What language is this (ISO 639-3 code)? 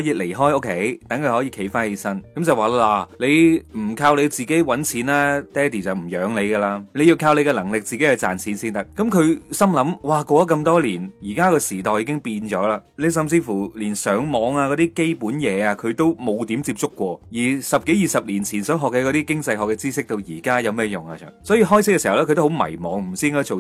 zho